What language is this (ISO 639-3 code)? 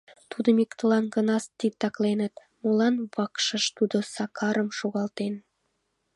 chm